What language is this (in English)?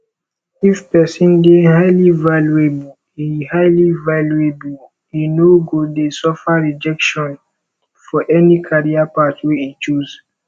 Nigerian Pidgin